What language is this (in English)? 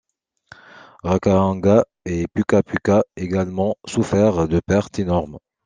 French